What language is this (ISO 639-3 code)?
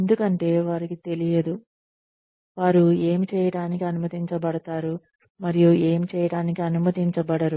tel